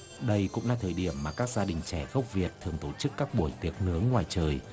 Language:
Vietnamese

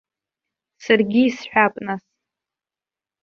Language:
Abkhazian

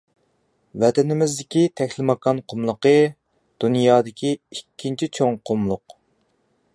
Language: Uyghur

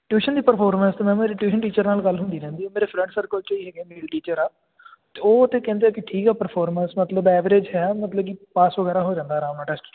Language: Punjabi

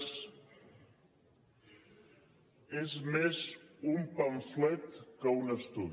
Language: Catalan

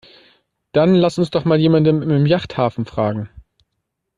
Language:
German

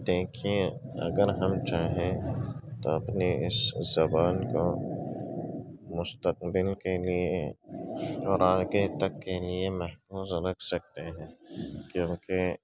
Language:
Urdu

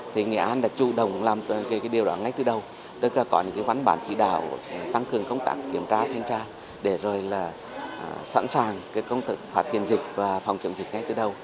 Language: Vietnamese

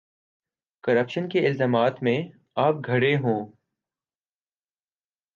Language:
Urdu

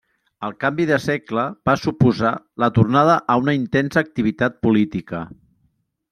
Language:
Catalan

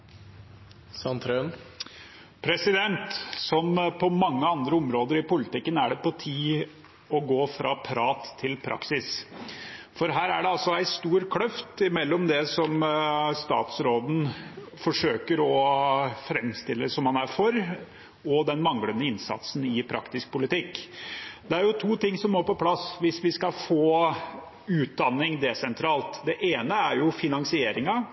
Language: Norwegian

